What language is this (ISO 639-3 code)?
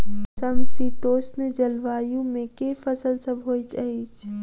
mai